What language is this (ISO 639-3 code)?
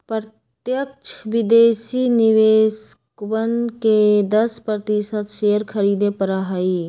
mag